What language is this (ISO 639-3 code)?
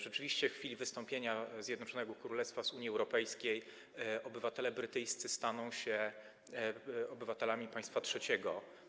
pol